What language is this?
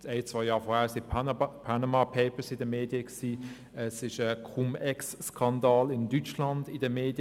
Swiss German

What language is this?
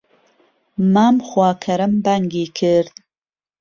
Central Kurdish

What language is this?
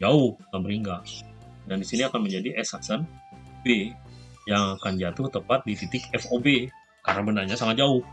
Indonesian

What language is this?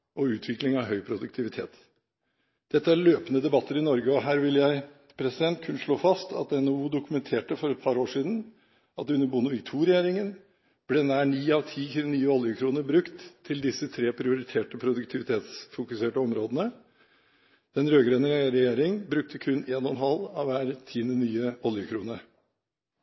Norwegian Bokmål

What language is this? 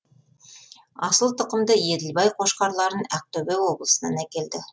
Kazakh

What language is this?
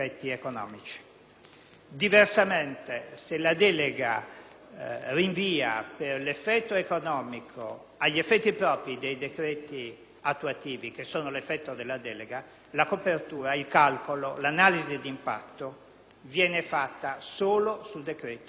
Italian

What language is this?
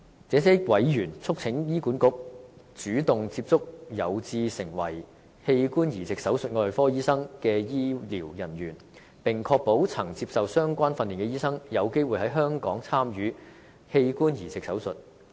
Cantonese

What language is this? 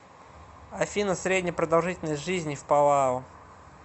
Russian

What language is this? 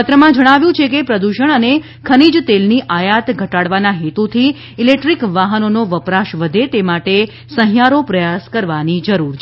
Gujarati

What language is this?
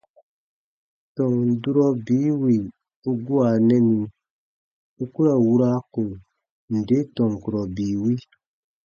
Baatonum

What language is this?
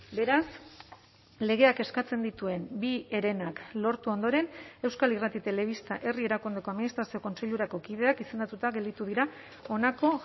Basque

